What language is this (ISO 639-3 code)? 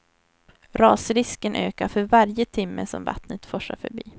swe